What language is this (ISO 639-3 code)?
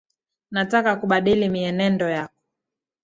swa